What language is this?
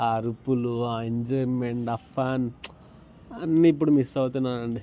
Telugu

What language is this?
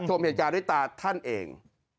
Thai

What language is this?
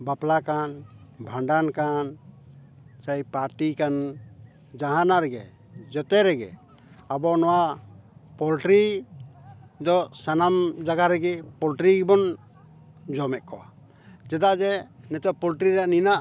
Santali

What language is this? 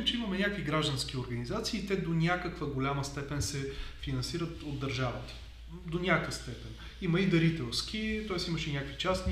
Bulgarian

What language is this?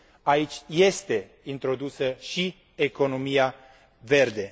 Romanian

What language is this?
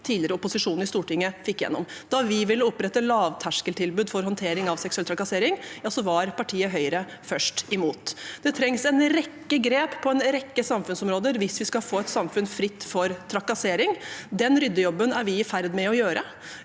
Norwegian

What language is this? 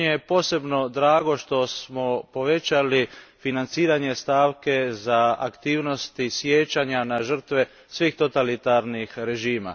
Croatian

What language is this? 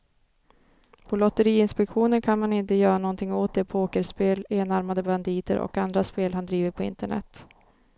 Swedish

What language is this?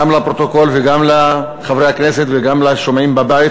Hebrew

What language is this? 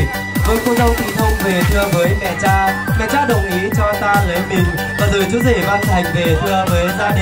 Vietnamese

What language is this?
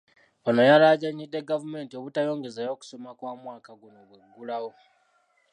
Ganda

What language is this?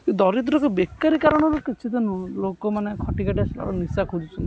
Odia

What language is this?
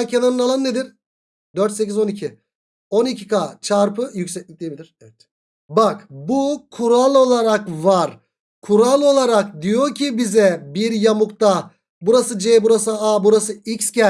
Turkish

